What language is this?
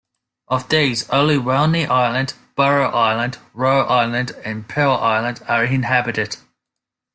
English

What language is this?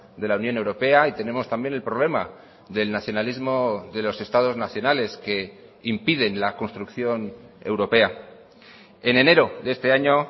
Spanish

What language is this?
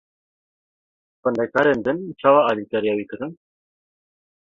Kurdish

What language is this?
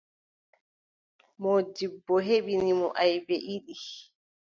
Adamawa Fulfulde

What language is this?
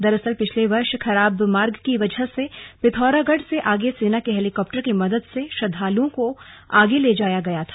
Hindi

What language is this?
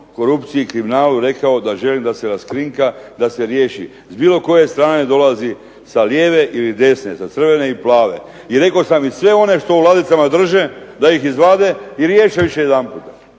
Croatian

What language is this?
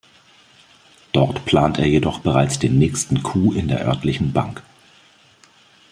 German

